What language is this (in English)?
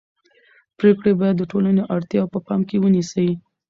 Pashto